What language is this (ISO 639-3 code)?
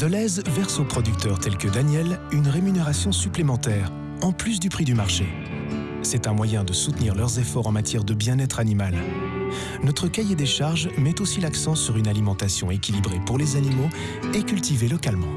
fra